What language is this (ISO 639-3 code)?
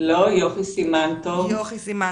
heb